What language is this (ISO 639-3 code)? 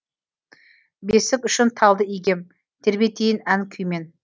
kaz